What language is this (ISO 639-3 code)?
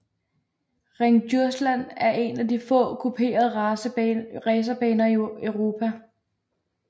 dan